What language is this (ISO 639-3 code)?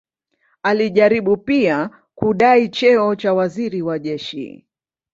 swa